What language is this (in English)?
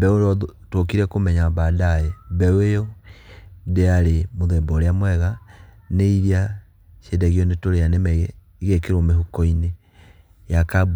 Kikuyu